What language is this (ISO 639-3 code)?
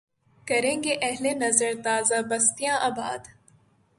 urd